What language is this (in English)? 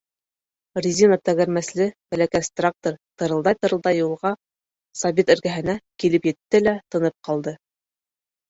Bashkir